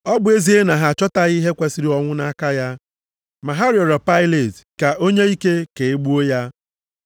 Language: Igbo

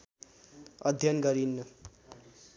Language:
Nepali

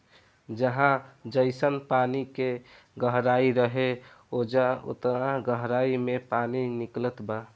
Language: Bhojpuri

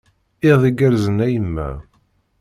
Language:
Kabyle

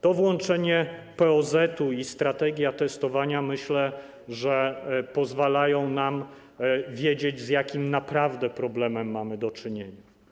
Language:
Polish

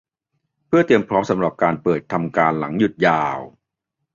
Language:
Thai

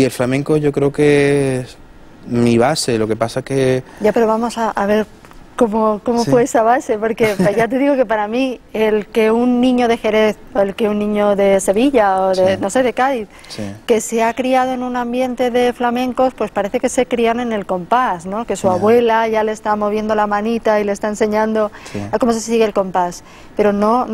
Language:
Spanish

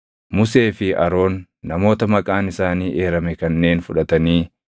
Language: Oromo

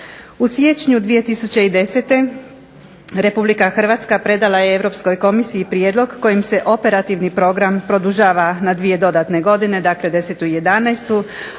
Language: Croatian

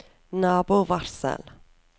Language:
Norwegian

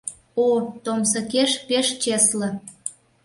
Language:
Mari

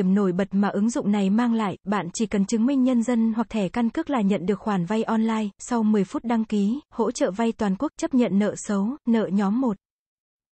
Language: Vietnamese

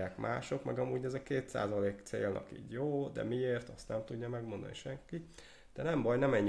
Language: Hungarian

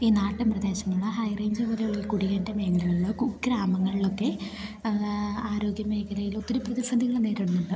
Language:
Malayalam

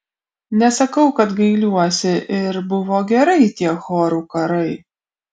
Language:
Lithuanian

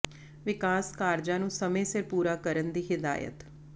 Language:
Punjabi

